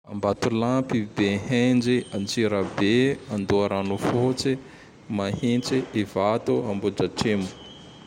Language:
Tandroy-Mahafaly Malagasy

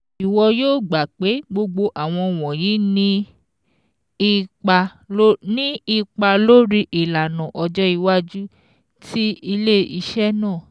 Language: Yoruba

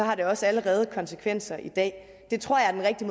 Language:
Danish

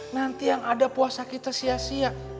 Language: Indonesian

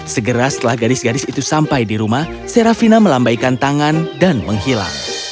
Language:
Indonesian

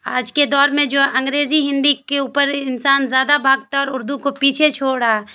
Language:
Urdu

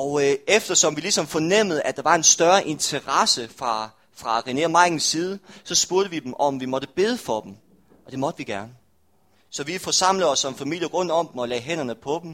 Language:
Danish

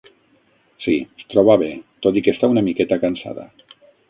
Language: Catalan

